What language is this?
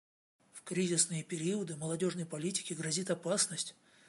Russian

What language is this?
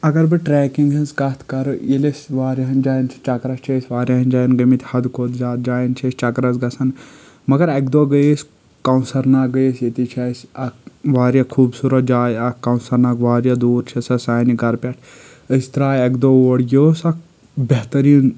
Kashmiri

